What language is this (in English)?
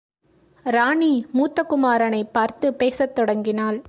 Tamil